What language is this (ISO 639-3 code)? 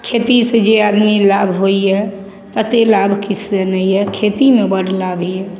mai